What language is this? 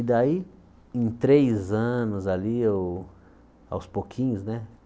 Portuguese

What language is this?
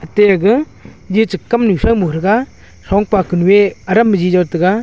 Wancho Naga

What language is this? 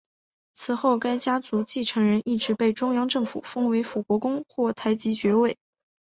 Chinese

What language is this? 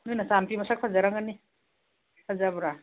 Manipuri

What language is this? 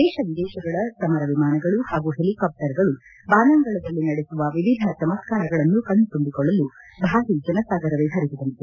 Kannada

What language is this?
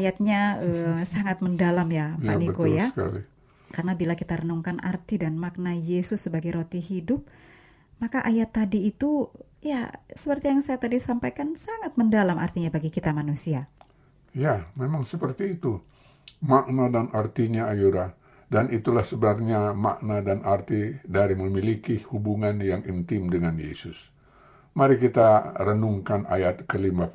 Indonesian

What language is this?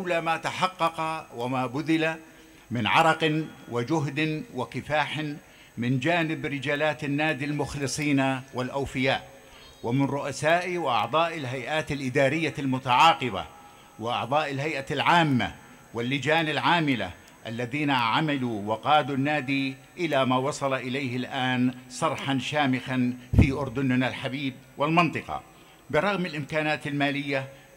Arabic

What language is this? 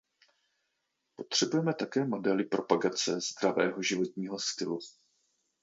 Czech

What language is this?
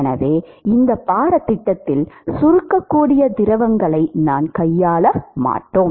Tamil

